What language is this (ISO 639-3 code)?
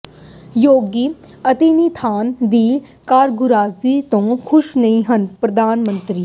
pan